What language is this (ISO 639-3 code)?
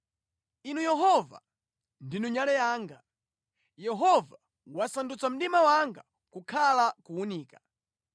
nya